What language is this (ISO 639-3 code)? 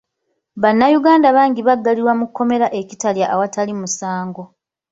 lug